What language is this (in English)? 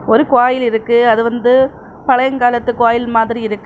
Tamil